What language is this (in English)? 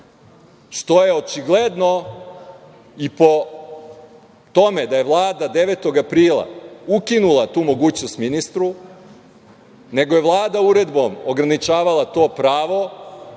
Serbian